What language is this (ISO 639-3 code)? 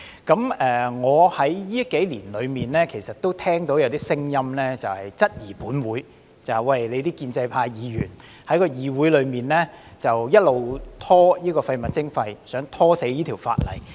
yue